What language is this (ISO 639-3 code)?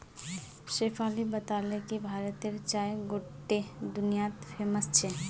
mag